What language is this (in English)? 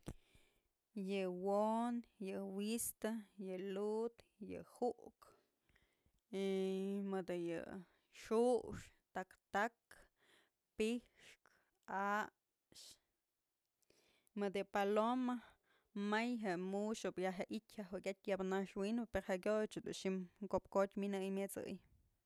Mazatlán Mixe